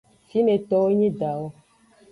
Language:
Aja (Benin)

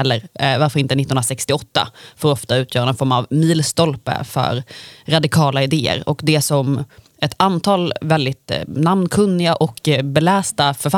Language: Swedish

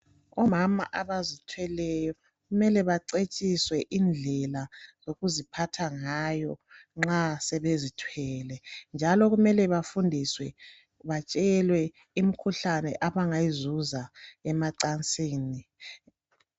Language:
North Ndebele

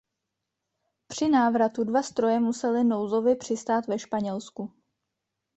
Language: Czech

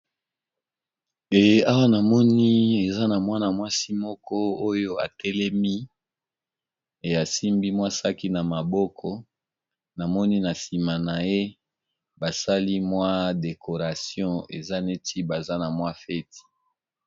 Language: Lingala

